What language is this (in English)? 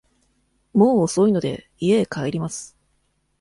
Japanese